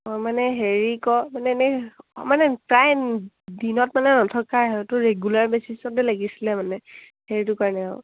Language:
Assamese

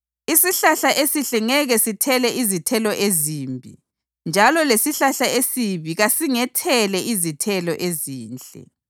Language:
North Ndebele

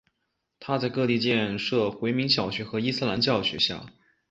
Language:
Chinese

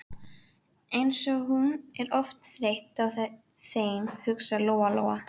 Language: Icelandic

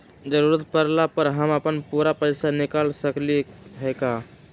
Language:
Magahi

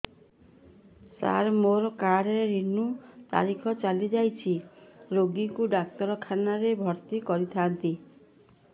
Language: Odia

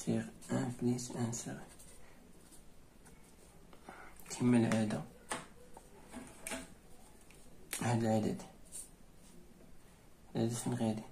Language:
Arabic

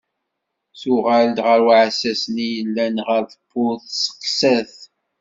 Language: Kabyle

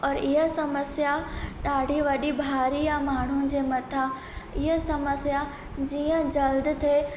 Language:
Sindhi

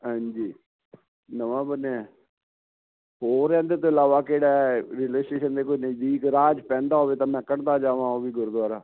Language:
Punjabi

